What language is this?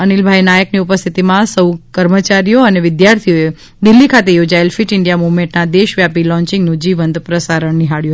Gujarati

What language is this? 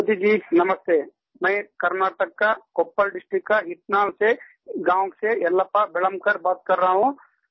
Hindi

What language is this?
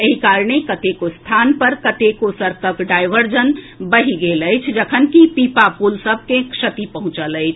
Maithili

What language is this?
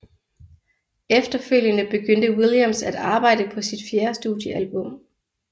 Danish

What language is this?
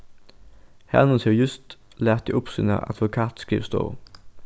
Faroese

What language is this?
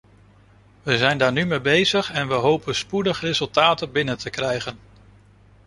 Dutch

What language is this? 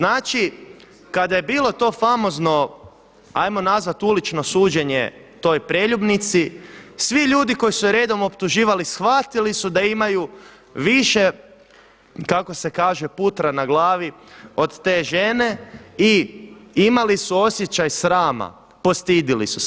Croatian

